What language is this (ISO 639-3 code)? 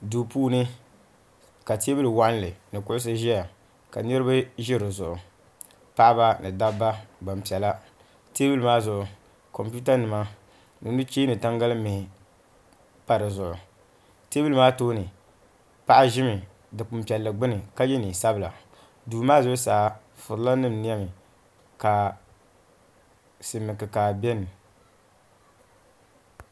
dag